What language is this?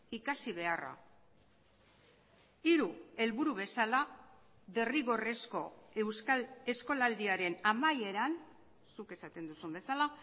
Basque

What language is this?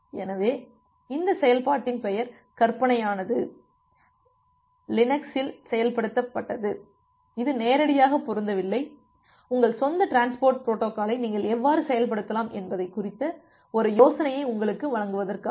Tamil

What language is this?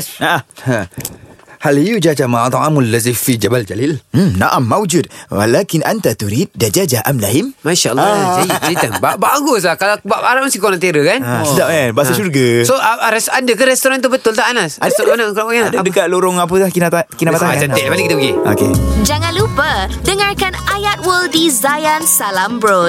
Malay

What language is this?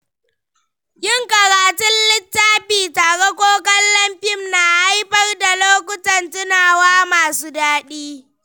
Hausa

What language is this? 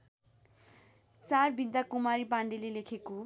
Nepali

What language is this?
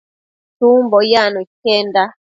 Matsés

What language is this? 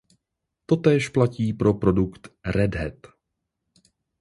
Czech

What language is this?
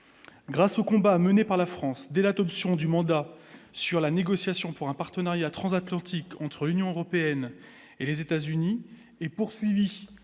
French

